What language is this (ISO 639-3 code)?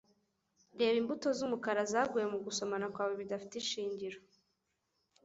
kin